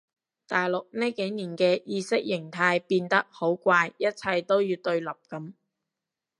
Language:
Cantonese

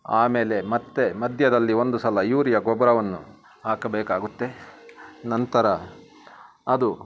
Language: Kannada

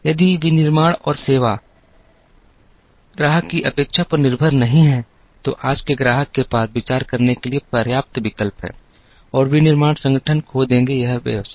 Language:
Hindi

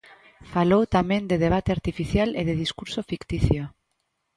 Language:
Galician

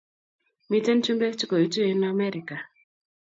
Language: Kalenjin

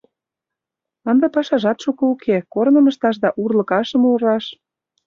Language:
Mari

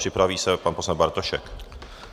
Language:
Czech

